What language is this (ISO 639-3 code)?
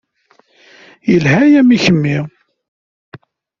kab